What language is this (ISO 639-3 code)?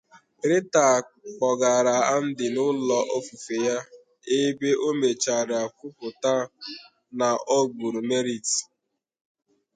ibo